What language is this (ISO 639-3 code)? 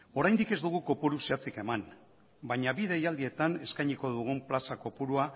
eus